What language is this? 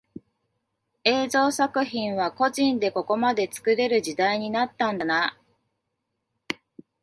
Japanese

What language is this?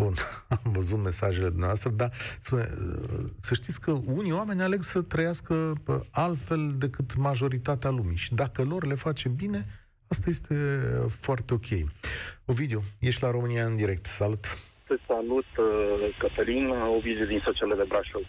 Romanian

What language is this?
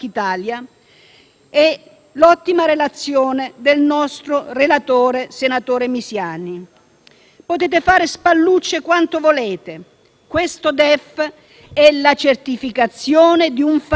Italian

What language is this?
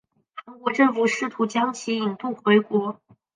Chinese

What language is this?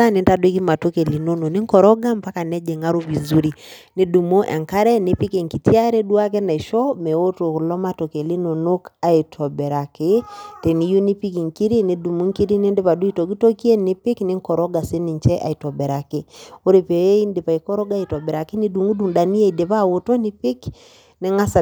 Masai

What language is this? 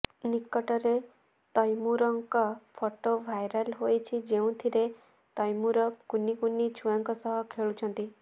Odia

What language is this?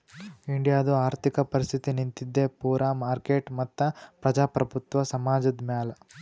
Kannada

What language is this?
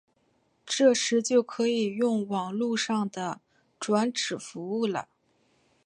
Chinese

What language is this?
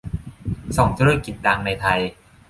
Thai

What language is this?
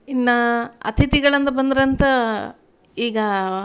Kannada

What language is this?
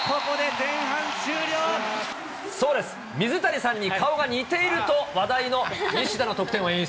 Japanese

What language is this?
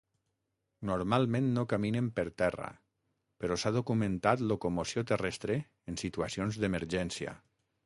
Catalan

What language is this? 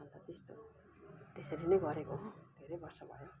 Nepali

